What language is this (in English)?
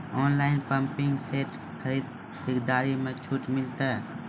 Maithili